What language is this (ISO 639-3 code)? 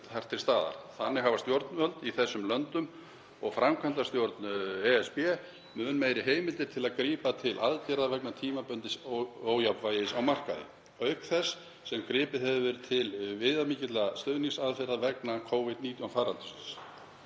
isl